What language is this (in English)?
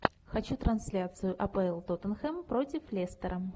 Russian